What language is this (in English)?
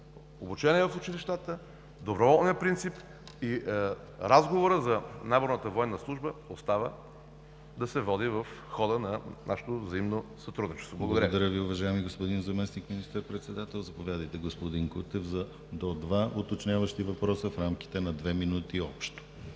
Bulgarian